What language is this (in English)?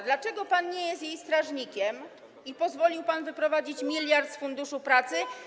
Polish